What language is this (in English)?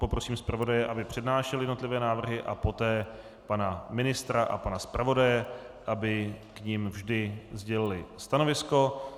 Czech